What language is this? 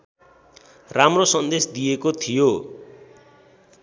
Nepali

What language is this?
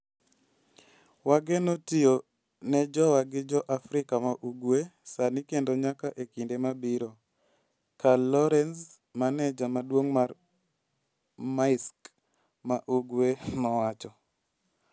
Luo (Kenya and Tanzania)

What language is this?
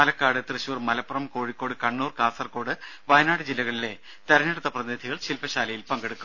Malayalam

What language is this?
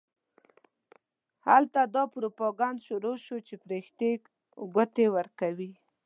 Pashto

